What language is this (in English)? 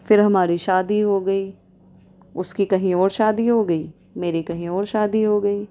Urdu